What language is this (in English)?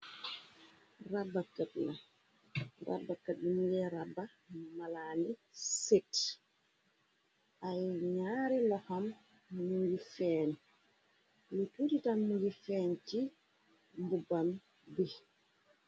Wolof